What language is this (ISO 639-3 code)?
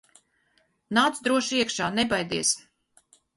lav